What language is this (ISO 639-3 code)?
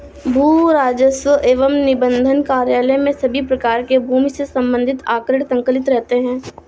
hin